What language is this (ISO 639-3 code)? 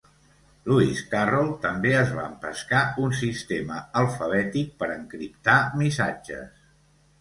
cat